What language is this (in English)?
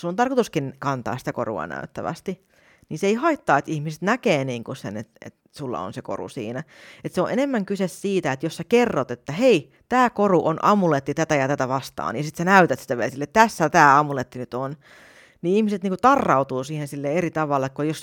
Finnish